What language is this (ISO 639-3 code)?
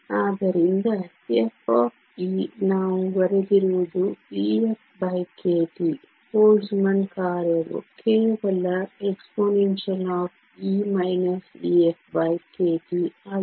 kan